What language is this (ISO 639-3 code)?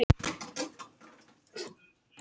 isl